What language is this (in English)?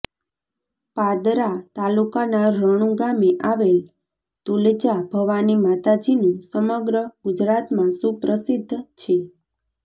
Gujarati